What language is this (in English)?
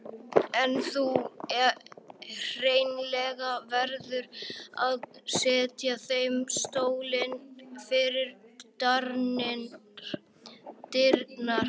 Icelandic